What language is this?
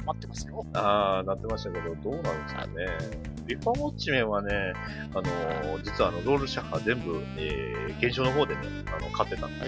Japanese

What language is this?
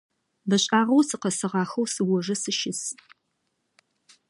Adyghe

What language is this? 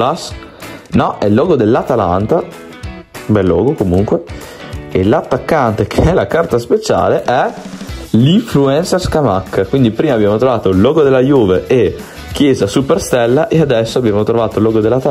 Italian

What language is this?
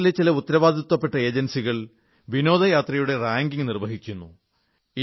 Malayalam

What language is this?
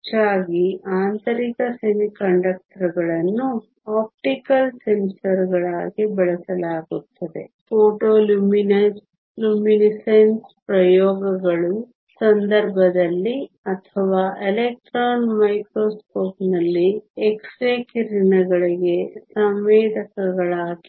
Kannada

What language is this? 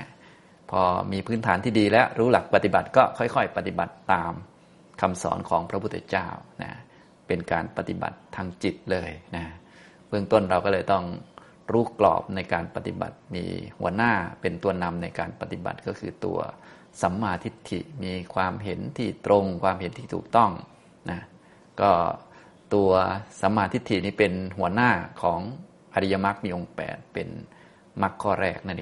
Thai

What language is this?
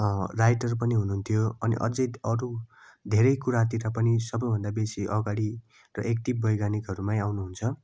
Nepali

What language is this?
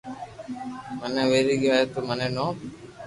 Loarki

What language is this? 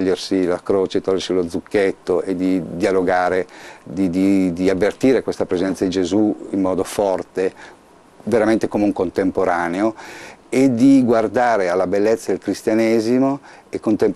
Italian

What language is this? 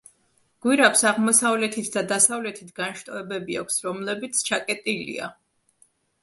Georgian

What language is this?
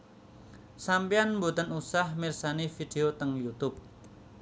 Javanese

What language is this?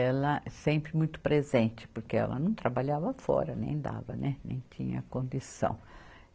Portuguese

